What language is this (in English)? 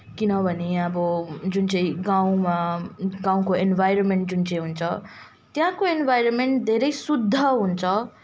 Nepali